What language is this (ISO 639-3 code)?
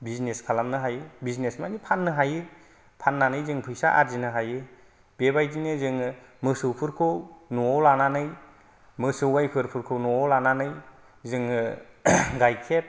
brx